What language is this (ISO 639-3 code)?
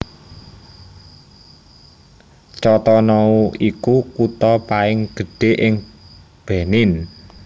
jav